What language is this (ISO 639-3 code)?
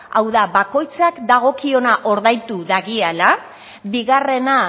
eus